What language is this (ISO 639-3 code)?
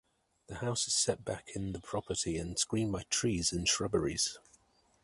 eng